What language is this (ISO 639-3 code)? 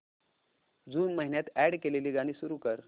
mar